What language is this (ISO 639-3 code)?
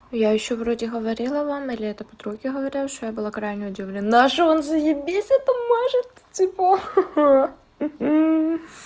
rus